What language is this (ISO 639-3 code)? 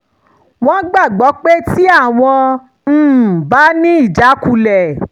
yor